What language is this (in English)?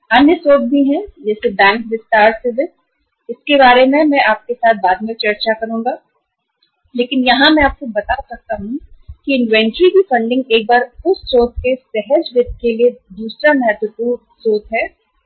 Hindi